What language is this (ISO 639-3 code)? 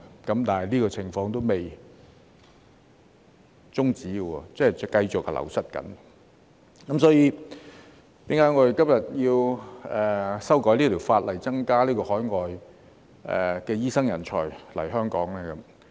yue